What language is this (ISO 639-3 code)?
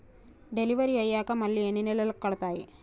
tel